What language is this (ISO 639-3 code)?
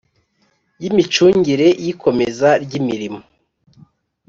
kin